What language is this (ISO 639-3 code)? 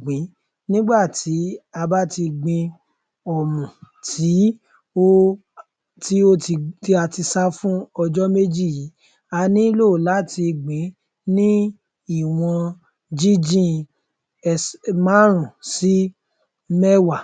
yor